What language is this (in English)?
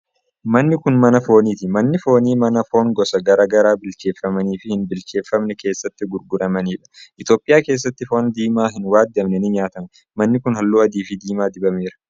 Oromo